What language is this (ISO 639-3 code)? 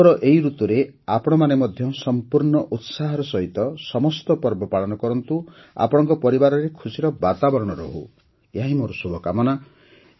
ori